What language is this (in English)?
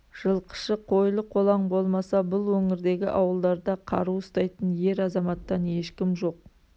Kazakh